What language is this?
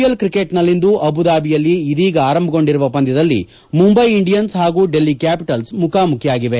Kannada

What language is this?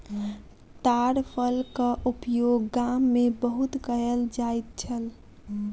Maithili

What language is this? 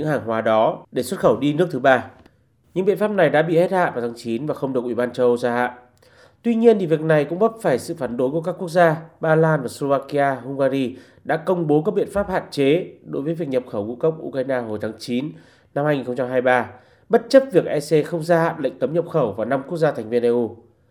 Vietnamese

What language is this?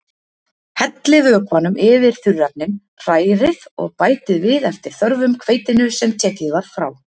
Icelandic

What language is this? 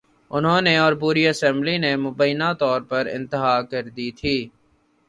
Urdu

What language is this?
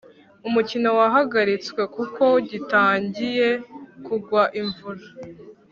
Kinyarwanda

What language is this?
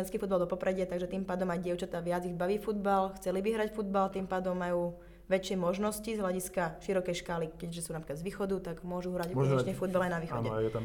Slovak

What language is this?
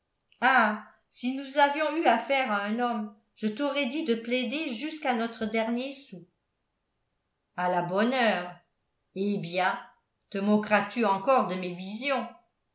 French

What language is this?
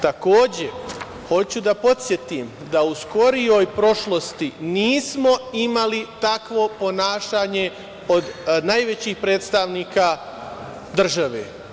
Serbian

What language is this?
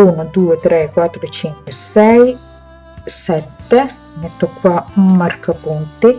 Italian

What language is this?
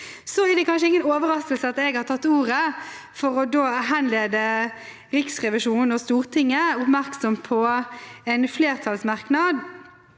Norwegian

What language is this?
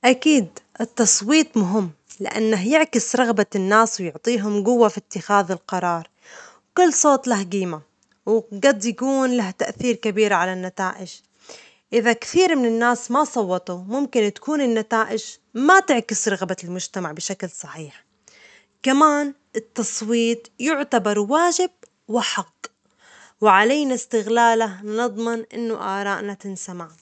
Omani Arabic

